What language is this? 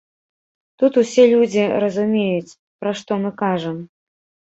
Belarusian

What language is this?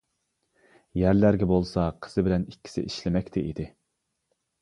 Uyghur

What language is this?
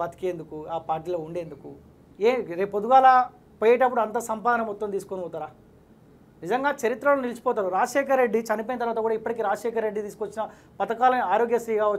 Hindi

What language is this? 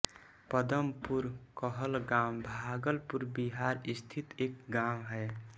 Hindi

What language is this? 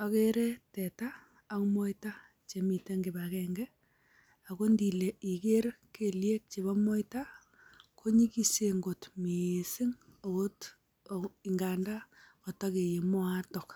Kalenjin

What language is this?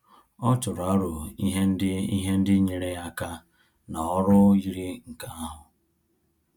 Igbo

